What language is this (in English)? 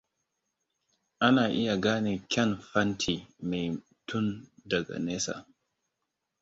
Hausa